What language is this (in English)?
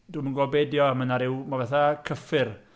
Welsh